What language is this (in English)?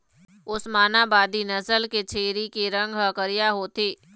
Chhattisgarhi